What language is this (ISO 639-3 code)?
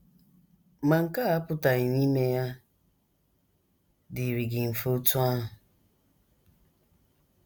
ibo